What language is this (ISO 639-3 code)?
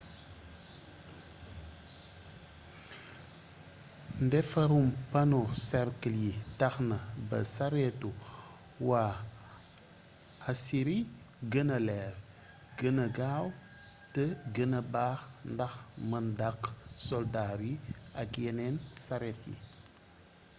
wol